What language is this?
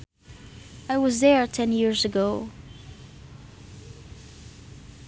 Sundanese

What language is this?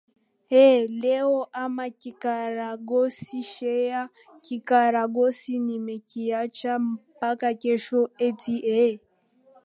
Swahili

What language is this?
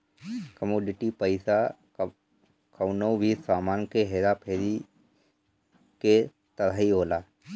Bhojpuri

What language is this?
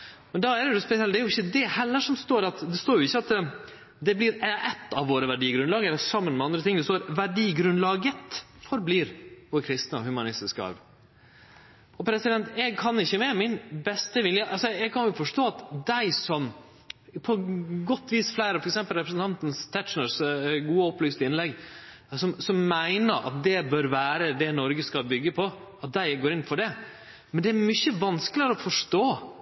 Norwegian Nynorsk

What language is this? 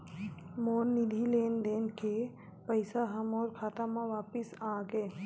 Chhattisgarhi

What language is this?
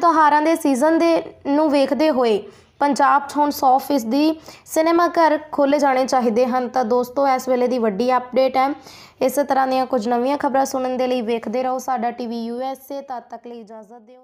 Hindi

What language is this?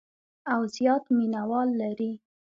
Pashto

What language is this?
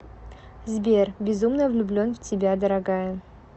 Russian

